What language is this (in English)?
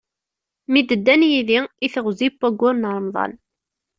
Kabyle